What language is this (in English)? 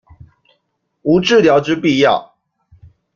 Chinese